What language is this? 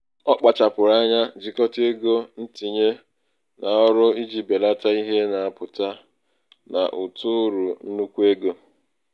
Igbo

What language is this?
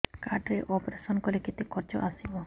Odia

